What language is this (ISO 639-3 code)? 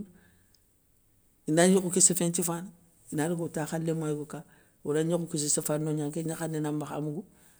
snk